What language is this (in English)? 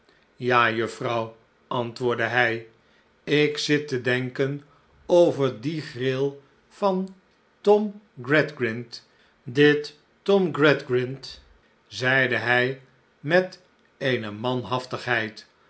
Dutch